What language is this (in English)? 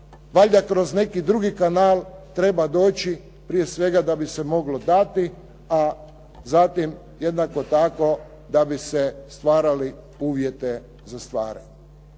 Croatian